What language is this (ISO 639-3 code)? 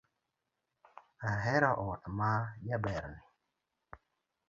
luo